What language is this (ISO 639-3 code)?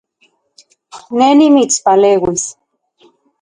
ncx